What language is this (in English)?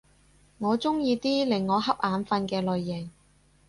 Cantonese